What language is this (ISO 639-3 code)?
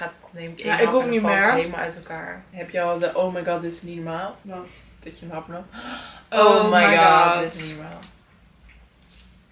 nld